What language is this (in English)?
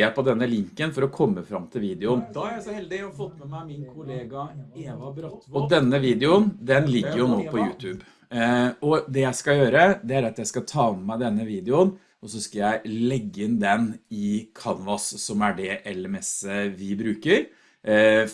Norwegian